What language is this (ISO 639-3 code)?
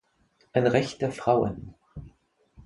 deu